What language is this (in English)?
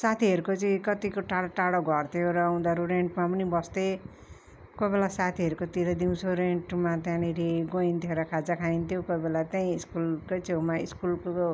Nepali